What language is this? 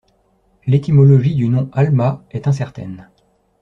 French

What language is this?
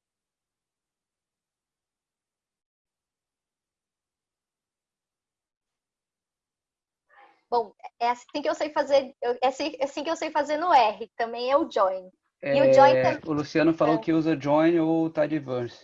Portuguese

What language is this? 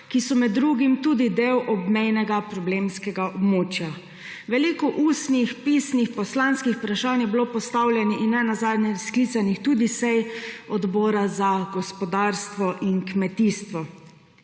Slovenian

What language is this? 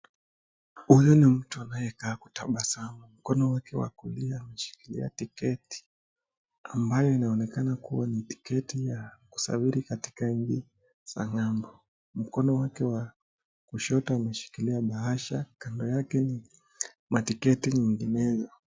Swahili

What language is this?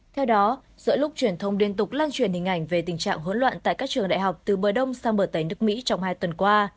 Vietnamese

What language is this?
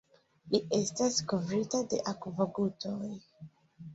Esperanto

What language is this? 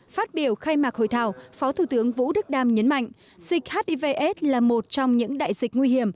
Vietnamese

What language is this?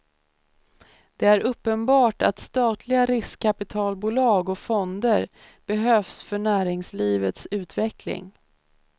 Swedish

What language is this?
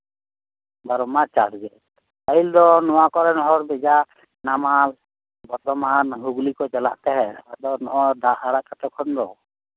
Santali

